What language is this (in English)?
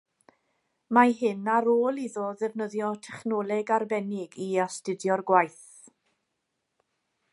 Welsh